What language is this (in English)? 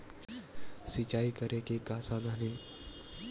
Chhattisgarhi